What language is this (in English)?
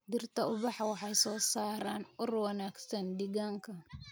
Somali